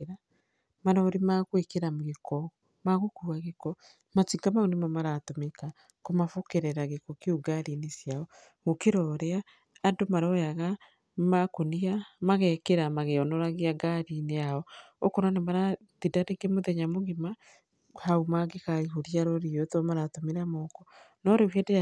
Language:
Kikuyu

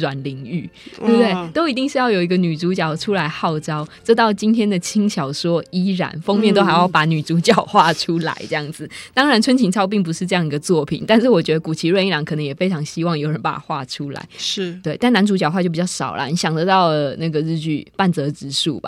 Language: Chinese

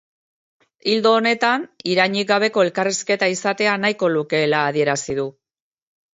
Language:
Basque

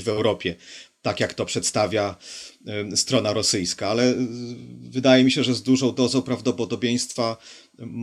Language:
Polish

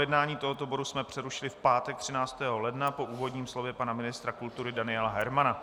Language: Czech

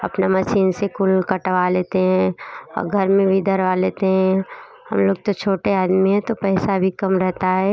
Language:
Hindi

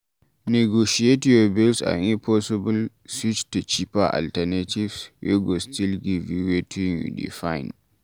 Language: Nigerian Pidgin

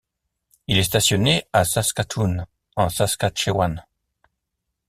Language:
French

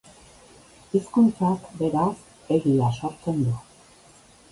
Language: Basque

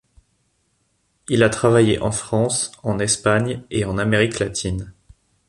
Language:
French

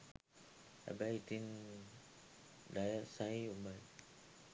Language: Sinhala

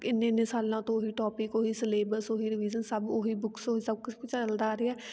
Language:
Punjabi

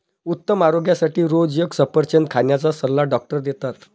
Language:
Marathi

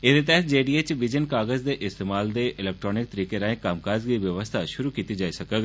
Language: Dogri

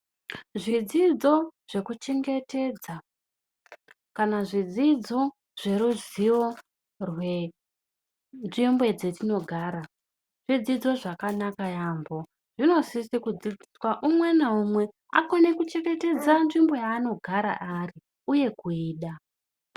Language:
Ndau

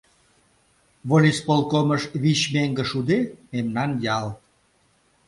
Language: Mari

